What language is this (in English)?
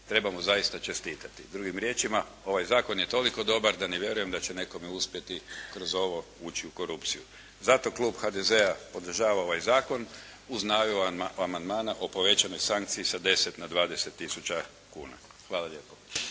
Croatian